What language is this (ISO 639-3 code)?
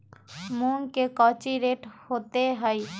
mag